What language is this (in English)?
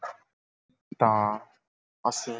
Punjabi